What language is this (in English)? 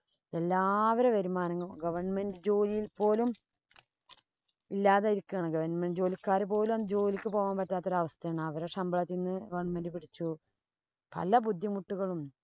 Malayalam